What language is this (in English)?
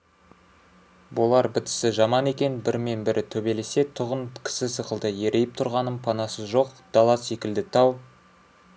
Kazakh